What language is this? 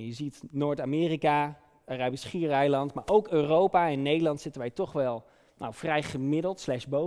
Dutch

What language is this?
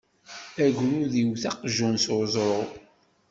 Kabyle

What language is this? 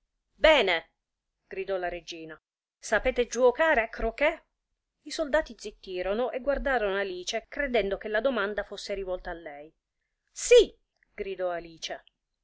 Italian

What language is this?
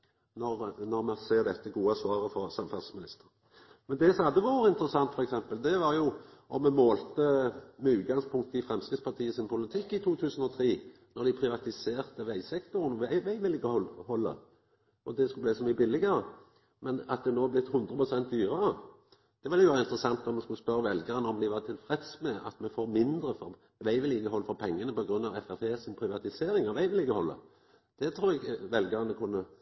Norwegian Nynorsk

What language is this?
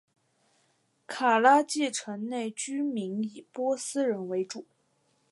Chinese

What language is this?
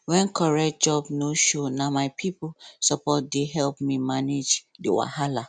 Nigerian Pidgin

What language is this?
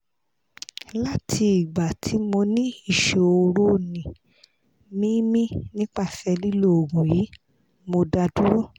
Yoruba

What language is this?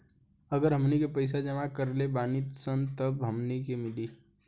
Bhojpuri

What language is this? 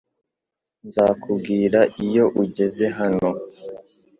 Kinyarwanda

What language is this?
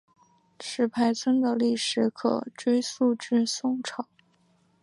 Chinese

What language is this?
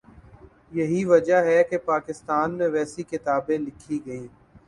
Urdu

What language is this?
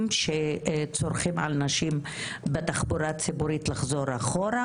Hebrew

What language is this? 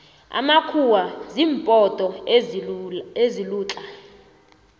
South Ndebele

